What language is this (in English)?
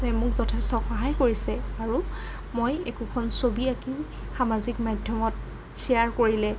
Assamese